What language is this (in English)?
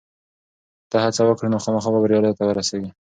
Pashto